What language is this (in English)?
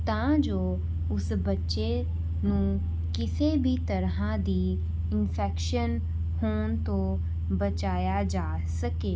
Punjabi